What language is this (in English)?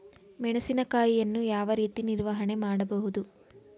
Kannada